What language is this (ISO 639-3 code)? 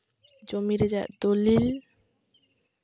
sat